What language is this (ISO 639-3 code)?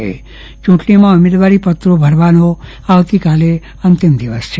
guj